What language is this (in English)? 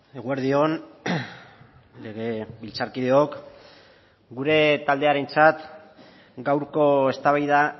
Basque